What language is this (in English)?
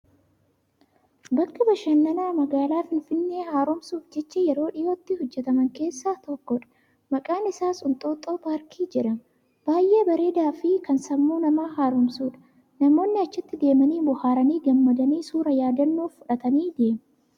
Oromo